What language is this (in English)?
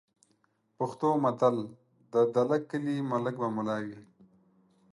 Pashto